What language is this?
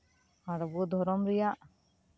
Santali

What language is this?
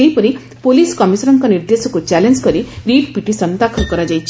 Odia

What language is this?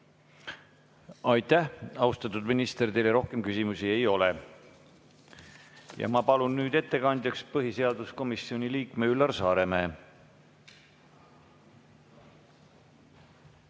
Estonian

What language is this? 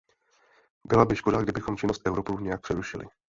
Czech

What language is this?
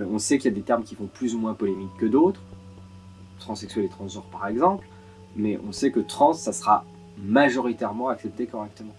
French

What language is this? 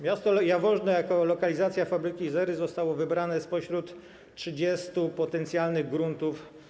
Polish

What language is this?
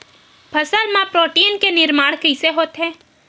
Chhattisgarhi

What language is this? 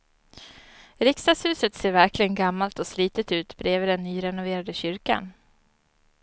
Swedish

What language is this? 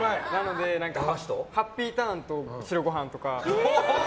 Japanese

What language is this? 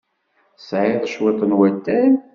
Kabyle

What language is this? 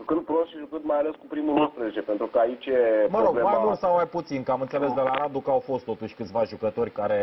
Romanian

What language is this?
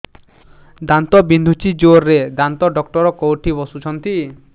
Odia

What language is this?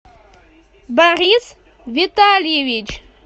Russian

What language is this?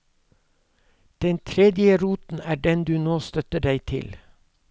Norwegian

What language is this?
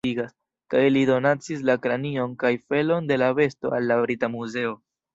Esperanto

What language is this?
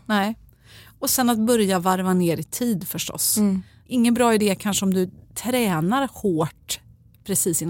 Swedish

